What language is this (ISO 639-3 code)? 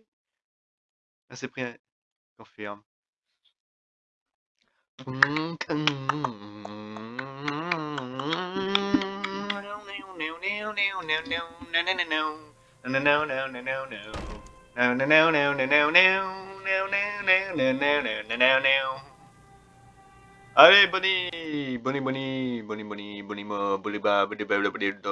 fra